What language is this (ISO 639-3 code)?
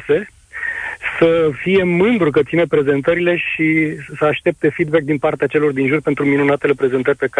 ron